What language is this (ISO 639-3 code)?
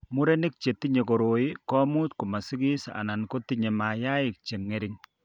kln